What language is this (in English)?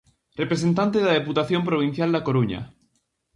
Galician